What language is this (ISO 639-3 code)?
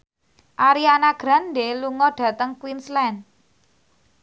jav